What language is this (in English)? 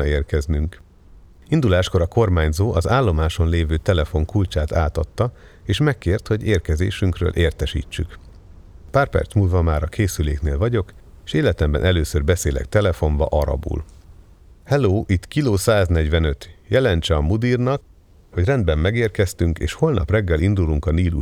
Hungarian